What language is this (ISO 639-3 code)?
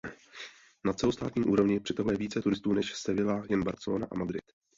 ces